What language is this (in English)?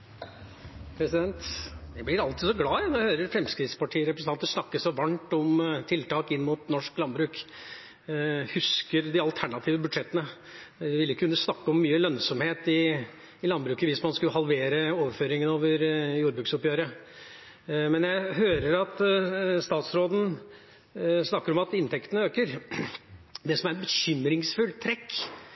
Norwegian